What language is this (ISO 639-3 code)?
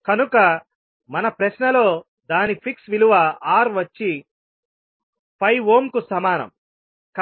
tel